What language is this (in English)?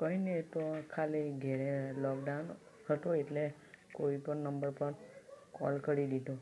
Gujarati